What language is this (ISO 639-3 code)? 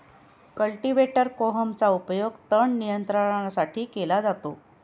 mar